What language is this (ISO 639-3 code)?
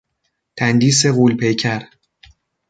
fas